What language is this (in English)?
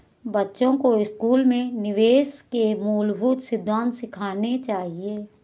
Hindi